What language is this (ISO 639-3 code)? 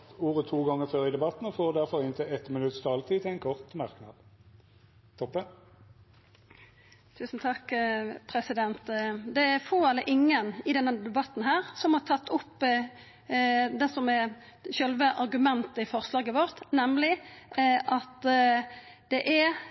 nno